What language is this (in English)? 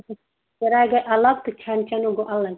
Kashmiri